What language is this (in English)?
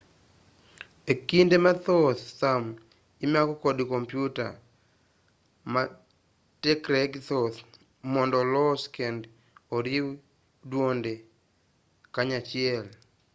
Luo (Kenya and Tanzania)